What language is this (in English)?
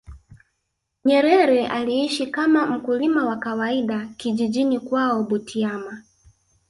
Swahili